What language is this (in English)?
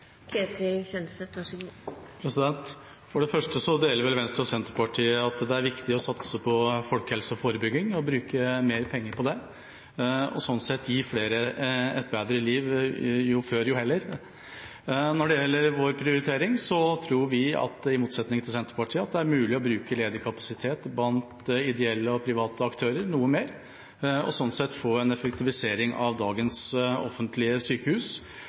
Norwegian